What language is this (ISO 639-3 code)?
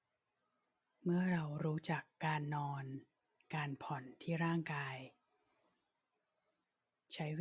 tha